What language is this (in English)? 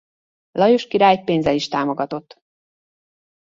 Hungarian